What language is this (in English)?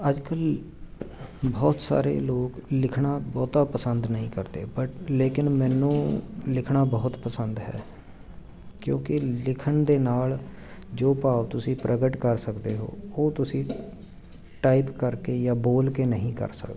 Punjabi